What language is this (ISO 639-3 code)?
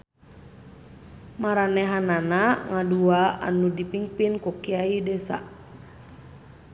sun